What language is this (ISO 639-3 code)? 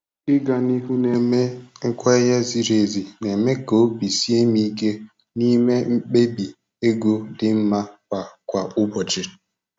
ibo